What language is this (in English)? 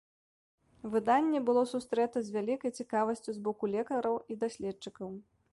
Belarusian